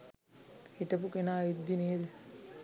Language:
Sinhala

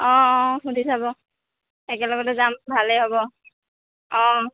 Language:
Assamese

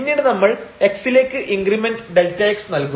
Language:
Malayalam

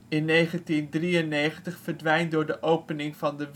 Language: Dutch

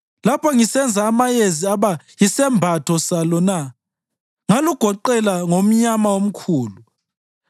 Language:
North Ndebele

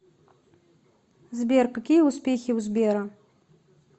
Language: Russian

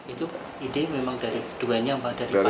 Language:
Indonesian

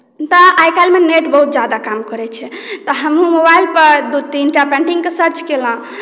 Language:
Maithili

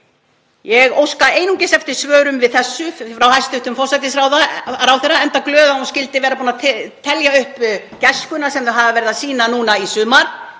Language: Icelandic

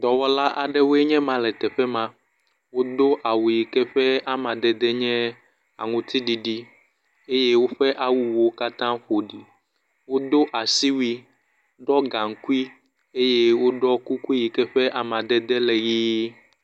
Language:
Ewe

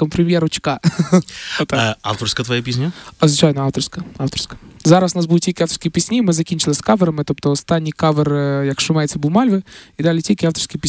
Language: Ukrainian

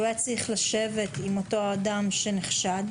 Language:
Hebrew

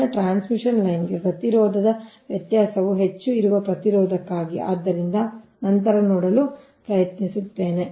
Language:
Kannada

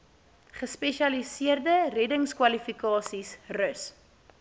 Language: Afrikaans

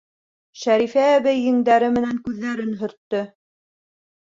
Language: Bashkir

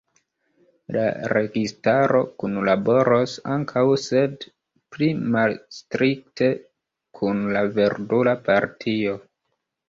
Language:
Esperanto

